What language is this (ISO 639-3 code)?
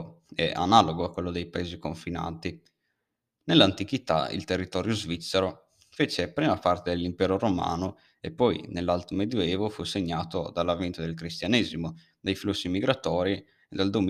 ita